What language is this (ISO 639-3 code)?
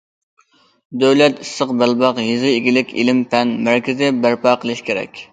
uig